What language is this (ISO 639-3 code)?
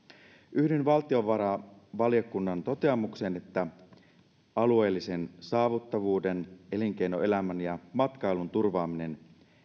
fin